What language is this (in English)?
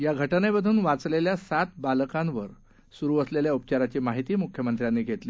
Marathi